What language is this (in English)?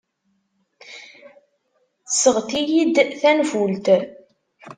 Kabyle